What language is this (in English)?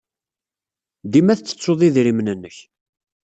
Kabyle